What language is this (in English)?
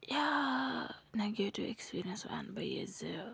Kashmiri